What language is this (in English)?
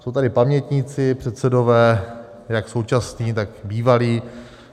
Czech